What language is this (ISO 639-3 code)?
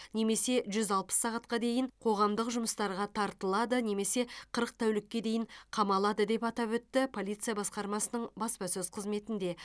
kaz